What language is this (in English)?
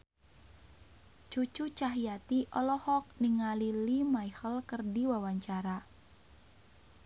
Sundanese